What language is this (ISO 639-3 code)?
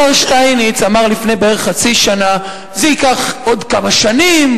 heb